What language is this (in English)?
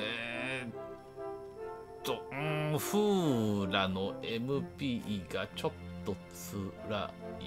Japanese